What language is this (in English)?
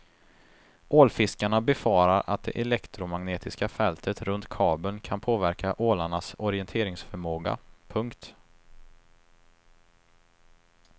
Swedish